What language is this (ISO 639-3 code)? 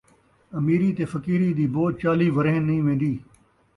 skr